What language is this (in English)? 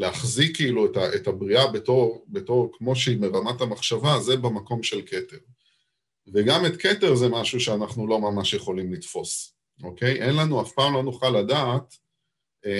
Hebrew